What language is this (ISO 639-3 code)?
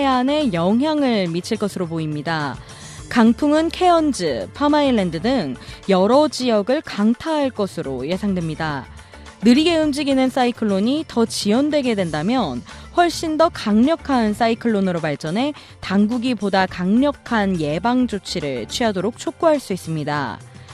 kor